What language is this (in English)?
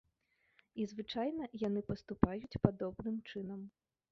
Belarusian